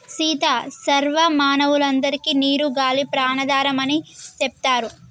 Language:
Telugu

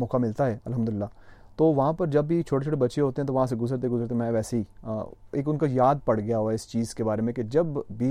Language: Urdu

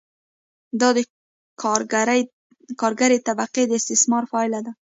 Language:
Pashto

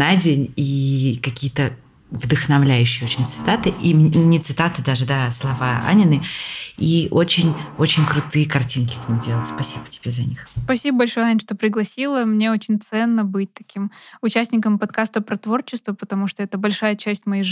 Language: Russian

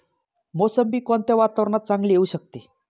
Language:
Marathi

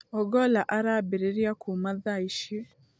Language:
Kikuyu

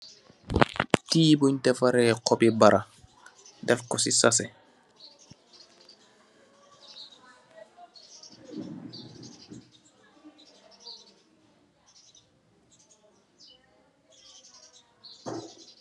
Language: Wolof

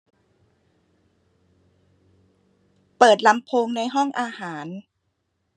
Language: Thai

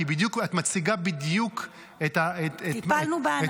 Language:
Hebrew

